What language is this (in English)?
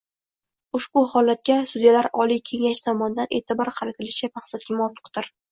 Uzbek